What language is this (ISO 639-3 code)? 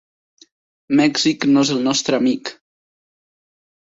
cat